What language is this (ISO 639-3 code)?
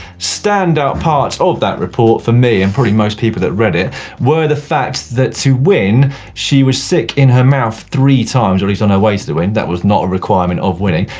eng